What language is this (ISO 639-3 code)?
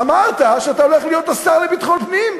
heb